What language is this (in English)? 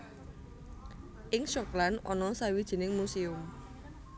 Javanese